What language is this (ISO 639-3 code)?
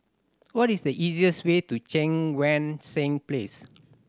eng